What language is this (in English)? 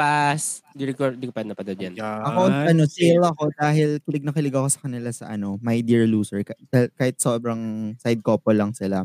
Filipino